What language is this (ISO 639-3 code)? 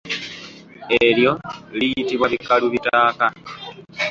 lug